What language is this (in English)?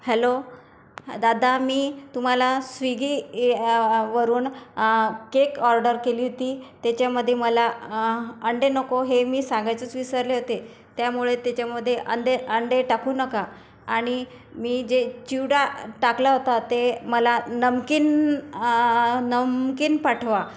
Marathi